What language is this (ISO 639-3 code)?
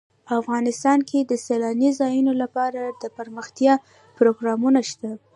pus